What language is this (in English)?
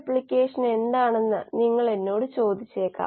Malayalam